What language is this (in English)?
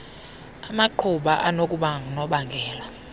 Xhosa